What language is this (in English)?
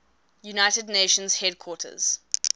English